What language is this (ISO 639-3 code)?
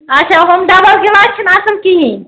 kas